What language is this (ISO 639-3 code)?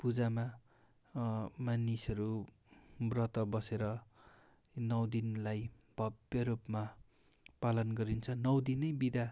nep